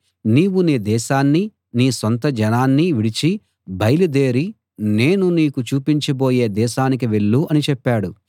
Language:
Telugu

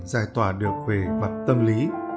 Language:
Vietnamese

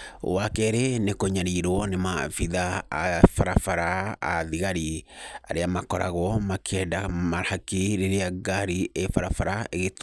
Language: Kikuyu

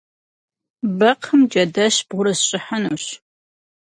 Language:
Kabardian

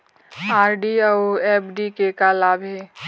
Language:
Chhattisgarhi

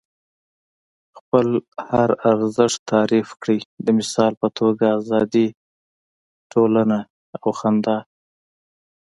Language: Pashto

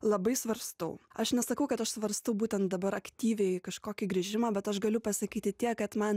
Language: Lithuanian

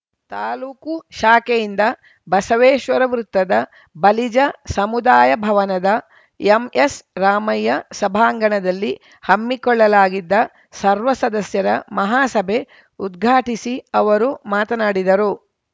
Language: Kannada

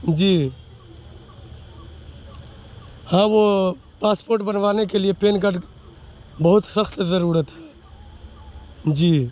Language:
Urdu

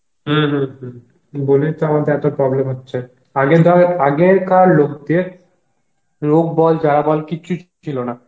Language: Bangla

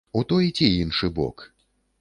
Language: Belarusian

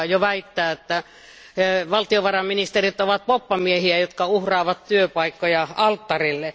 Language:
Finnish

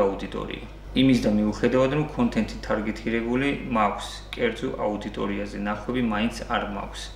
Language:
Romanian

